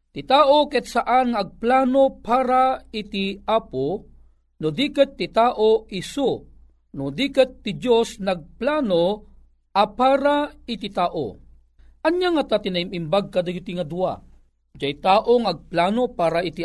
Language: Filipino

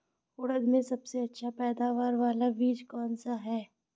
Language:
Hindi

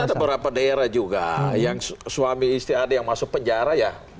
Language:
Indonesian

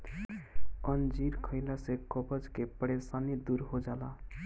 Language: Bhojpuri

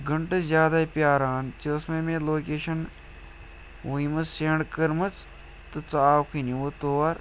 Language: Kashmiri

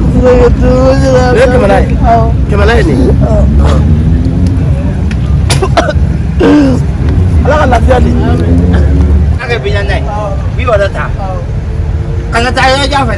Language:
Indonesian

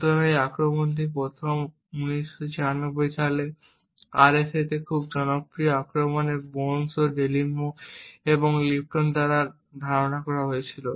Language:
Bangla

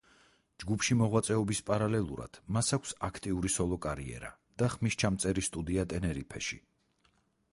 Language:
Georgian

